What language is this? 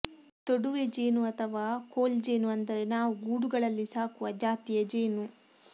Kannada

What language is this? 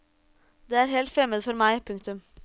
Norwegian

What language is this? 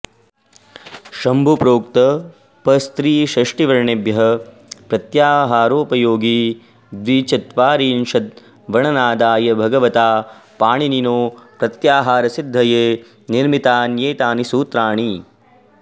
Sanskrit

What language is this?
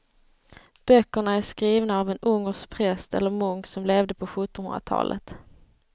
Swedish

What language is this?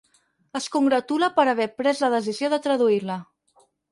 Catalan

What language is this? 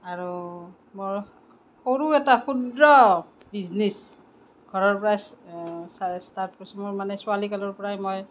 Assamese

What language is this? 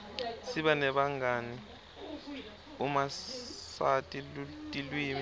Swati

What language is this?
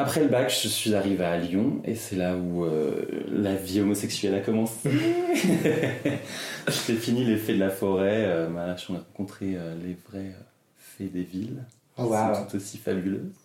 French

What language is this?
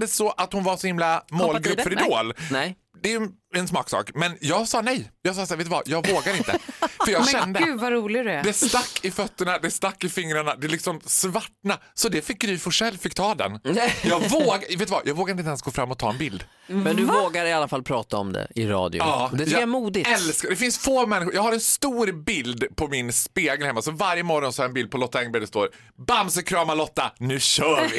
Swedish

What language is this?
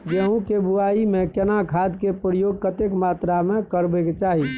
Maithili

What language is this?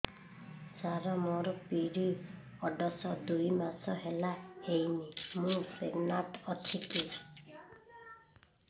Odia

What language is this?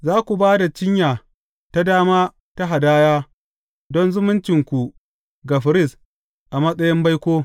Hausa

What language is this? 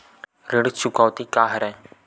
Chhattisgarhi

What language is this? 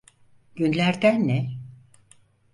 Turkish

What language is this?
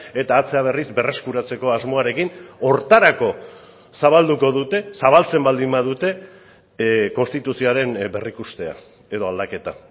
Basque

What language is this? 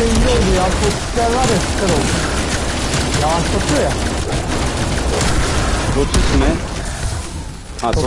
Turkish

